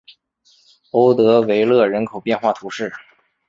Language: Chinese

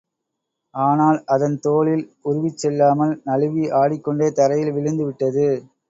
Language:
Tamil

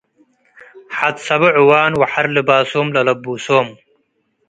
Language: Tigre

